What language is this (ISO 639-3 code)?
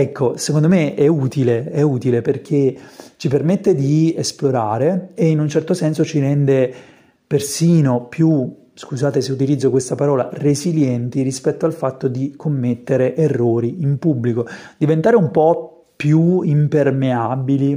ita